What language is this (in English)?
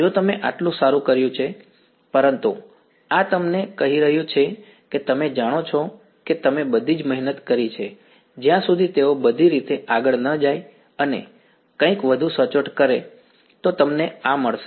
Gujarati